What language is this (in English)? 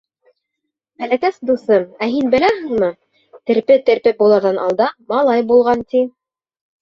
Bashkir